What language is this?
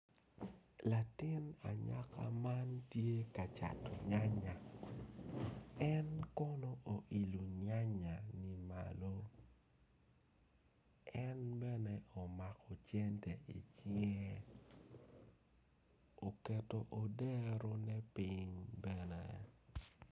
Acoli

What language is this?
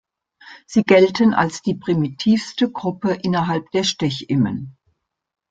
German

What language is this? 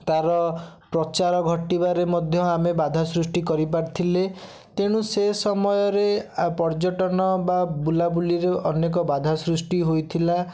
Odia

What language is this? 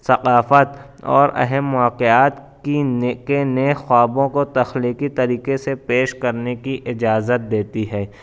Urdu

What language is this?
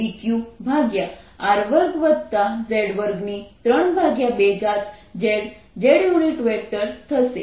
Gujarati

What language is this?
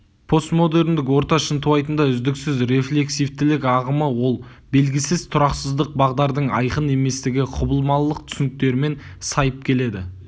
Kazakh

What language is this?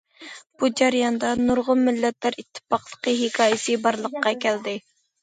Uyghur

